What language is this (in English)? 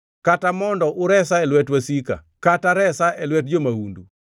Luo (Kenya and Tanzania)